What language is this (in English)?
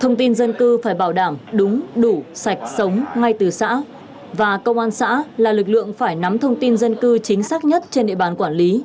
Vietnamese